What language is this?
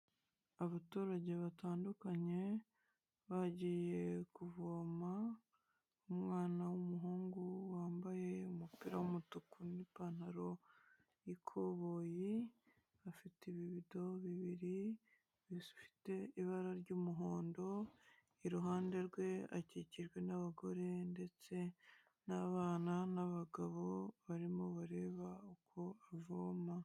Kinyarwanda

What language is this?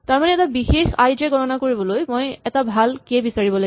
Assamese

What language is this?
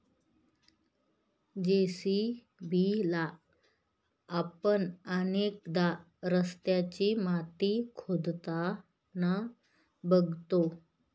Marathi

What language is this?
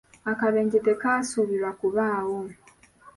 Ganda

